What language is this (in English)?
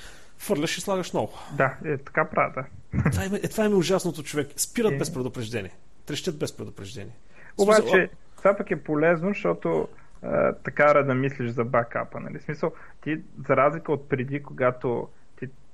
Bulgarian